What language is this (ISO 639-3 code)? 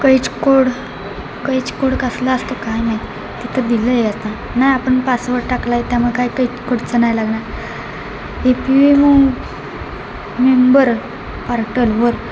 mar